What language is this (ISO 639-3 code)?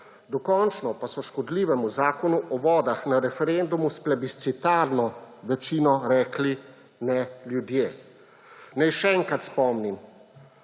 slv